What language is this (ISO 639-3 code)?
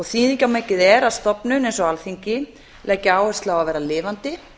isl